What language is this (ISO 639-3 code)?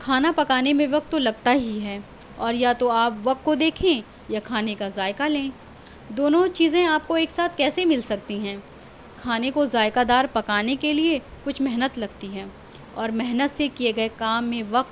urd